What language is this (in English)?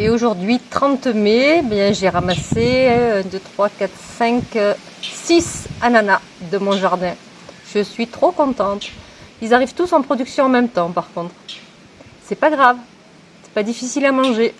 French